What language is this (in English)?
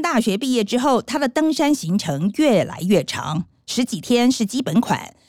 Chinese